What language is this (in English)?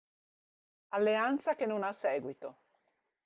Italian